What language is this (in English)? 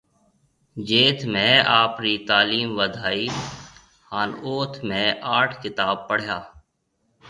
Marwari (Pakistan)